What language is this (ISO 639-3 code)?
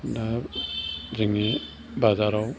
brx